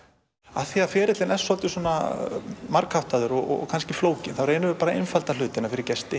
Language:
Icelandic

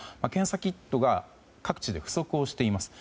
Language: Japanese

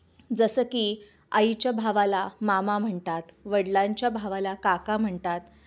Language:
Marathi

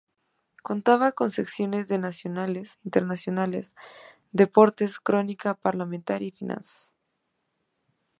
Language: Spanish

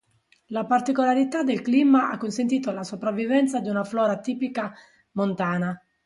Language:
Italian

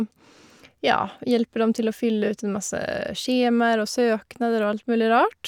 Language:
Norwegian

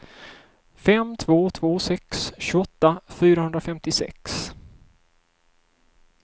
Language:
Swedish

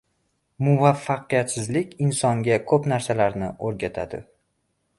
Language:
Uzbek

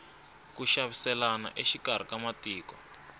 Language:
Tsonga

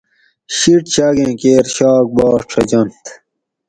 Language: Gawri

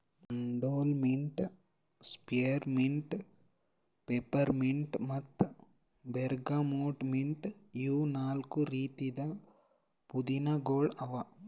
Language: Kannada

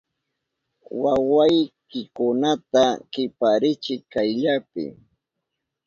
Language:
Southern Pastaza Quechua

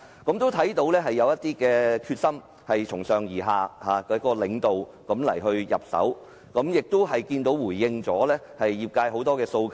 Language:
Cantonese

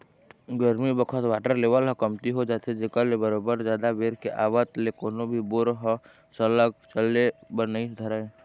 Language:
Chhattisgarhi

